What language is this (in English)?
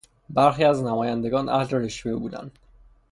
Persian